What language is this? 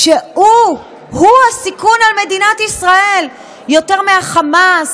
Hebrew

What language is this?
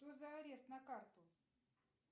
Russian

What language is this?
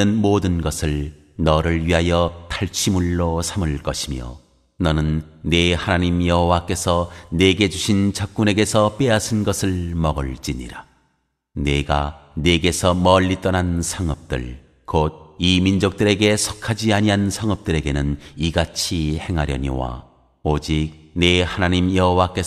Korean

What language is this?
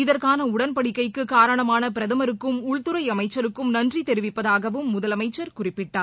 Tamil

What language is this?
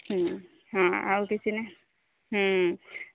Odia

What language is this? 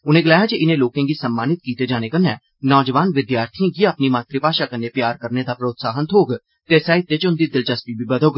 Dogri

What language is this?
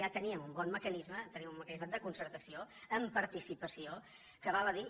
Catalan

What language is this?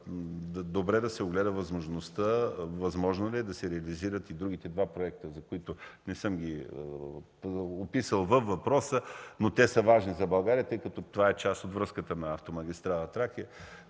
Bulgarian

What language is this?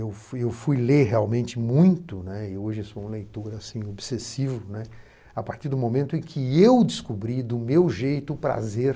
Portuguese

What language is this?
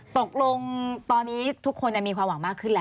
Thai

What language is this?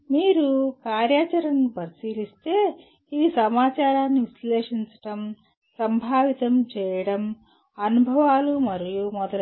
Telugu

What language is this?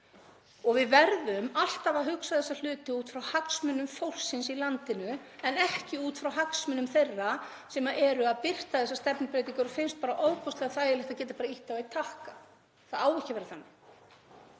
Icelandic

